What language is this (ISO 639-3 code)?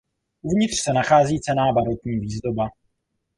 ces